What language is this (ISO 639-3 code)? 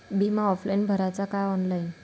mar